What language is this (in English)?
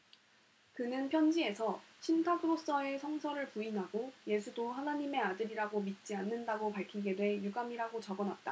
Korean